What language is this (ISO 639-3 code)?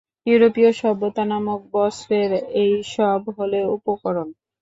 ben